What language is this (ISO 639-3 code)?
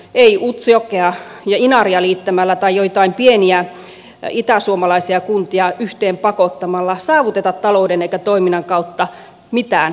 fin